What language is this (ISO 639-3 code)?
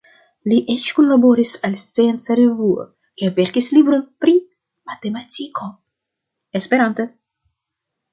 epo